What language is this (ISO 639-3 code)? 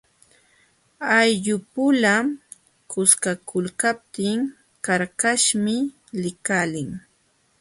qxw